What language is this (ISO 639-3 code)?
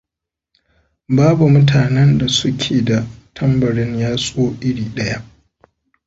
hau